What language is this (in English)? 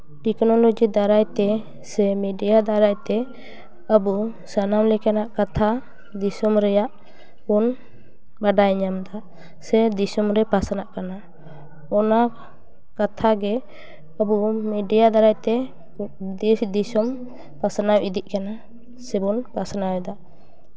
Santali